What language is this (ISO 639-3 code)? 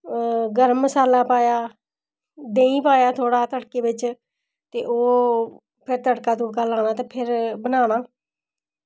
doi